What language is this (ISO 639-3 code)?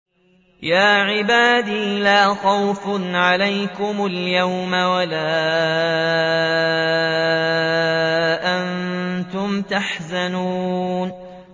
ara